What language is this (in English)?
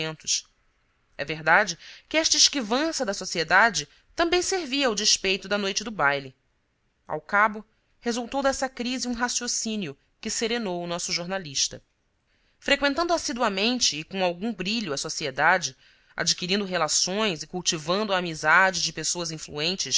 Portuguese